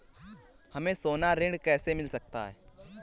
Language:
Hindi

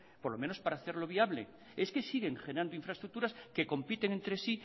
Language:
Spanish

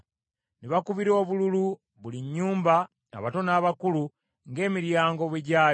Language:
Ganda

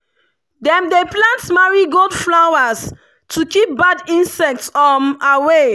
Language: Nigerian Pidgin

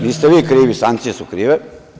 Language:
Serbian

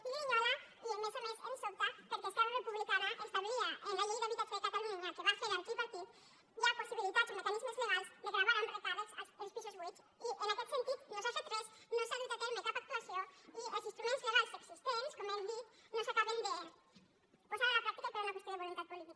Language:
Catalan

